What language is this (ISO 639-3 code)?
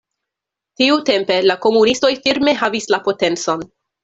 epo